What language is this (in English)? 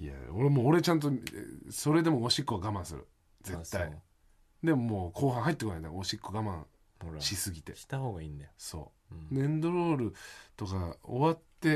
Japanese